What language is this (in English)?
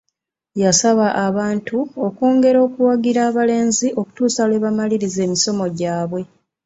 Ganda